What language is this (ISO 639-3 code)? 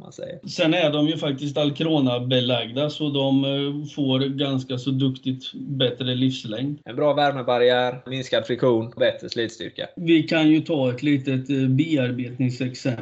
swe